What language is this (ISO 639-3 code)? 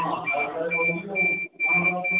ori